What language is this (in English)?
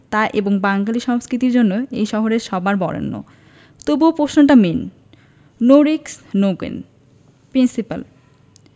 Bangla